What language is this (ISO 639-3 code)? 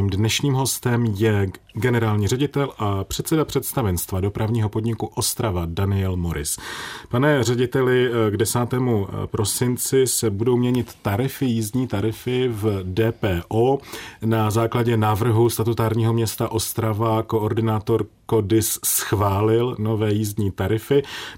ces